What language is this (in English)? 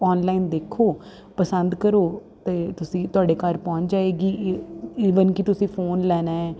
Punjabi